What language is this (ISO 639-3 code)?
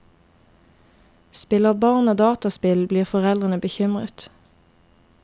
nor